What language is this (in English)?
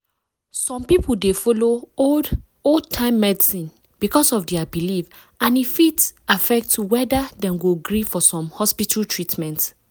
Nigerian Pidgin